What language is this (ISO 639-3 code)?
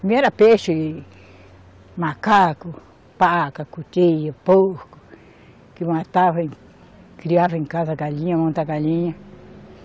por